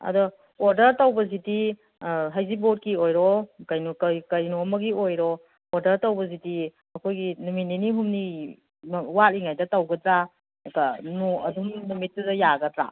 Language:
Manipuri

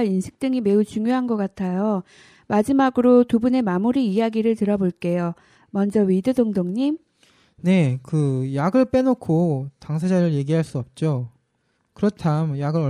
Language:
Korean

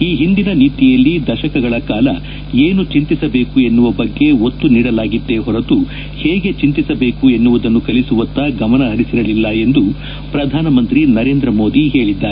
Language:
Kannada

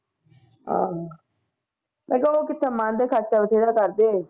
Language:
Punjabi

